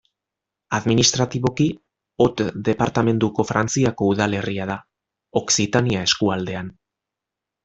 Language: Basque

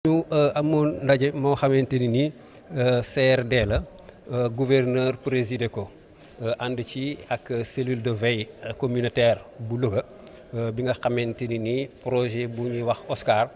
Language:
French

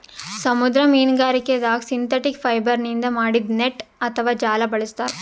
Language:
Kannada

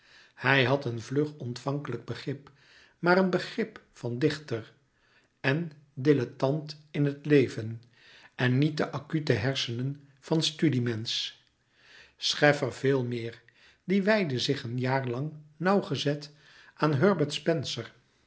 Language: Dutch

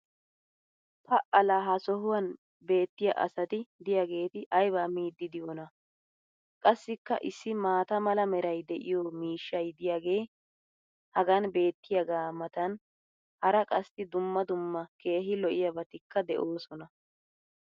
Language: Wolaytta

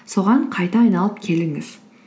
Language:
Kazakh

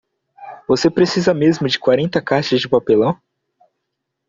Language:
Portuguese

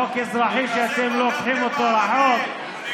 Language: Hebrew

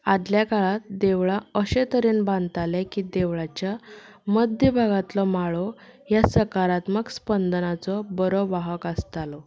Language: Konkani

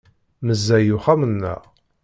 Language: Kabyle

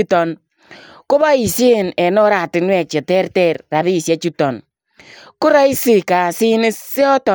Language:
Kalenjin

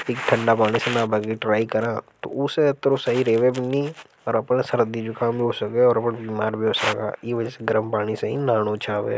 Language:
Hadothi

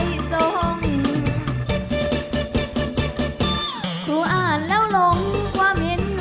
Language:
Thai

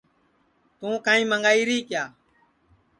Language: Sansi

